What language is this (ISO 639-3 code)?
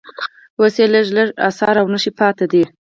pus